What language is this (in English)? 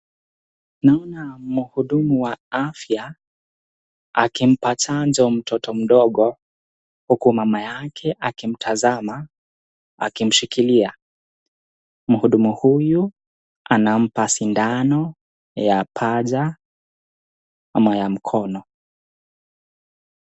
Swahili